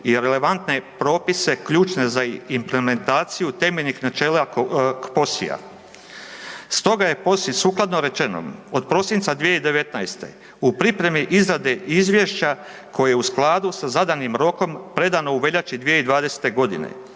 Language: Croatian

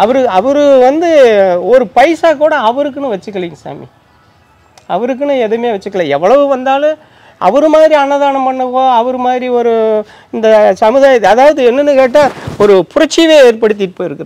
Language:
Romanian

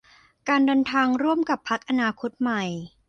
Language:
Thai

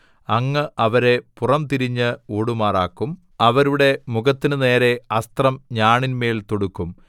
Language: Malayalam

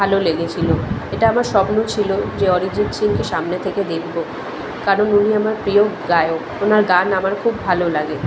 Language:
Bangla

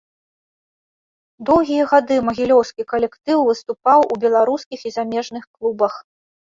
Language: Belarusian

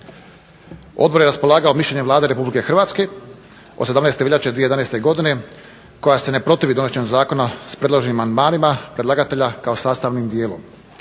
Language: Croatian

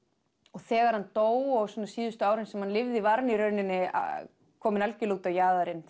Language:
Icelandic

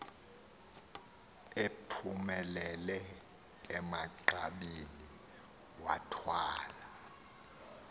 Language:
Xhosa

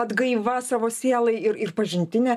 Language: Lithuanian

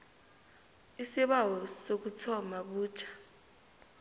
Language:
South Ndebele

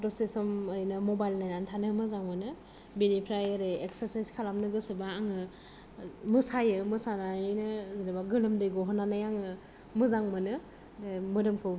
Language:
Bodo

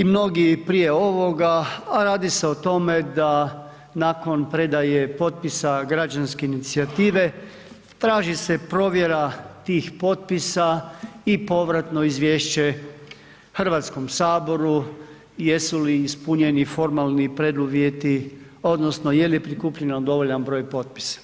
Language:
Croatian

